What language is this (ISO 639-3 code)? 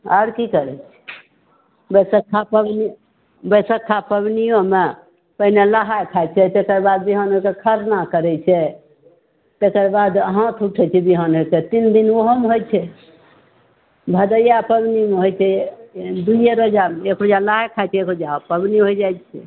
mai